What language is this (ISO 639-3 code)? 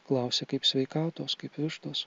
lit